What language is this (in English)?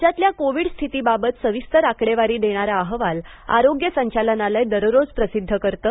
Marathi